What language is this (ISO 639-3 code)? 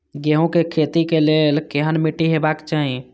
mai